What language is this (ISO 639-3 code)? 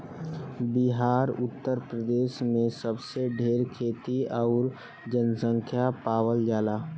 bho